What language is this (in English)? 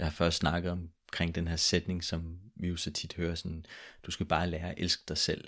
Danish